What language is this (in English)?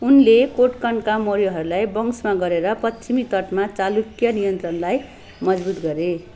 Nepali